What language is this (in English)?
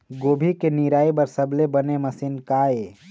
Chhattisgarhi